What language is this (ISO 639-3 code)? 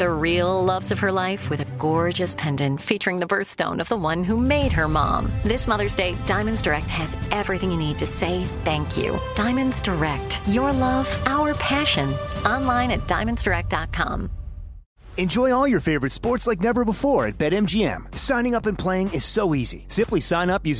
eng